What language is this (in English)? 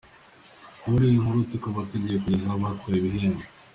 Kinyarwanda